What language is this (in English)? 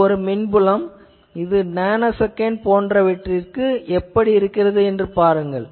Tamil